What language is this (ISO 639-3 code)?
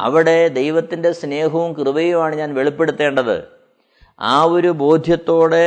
mal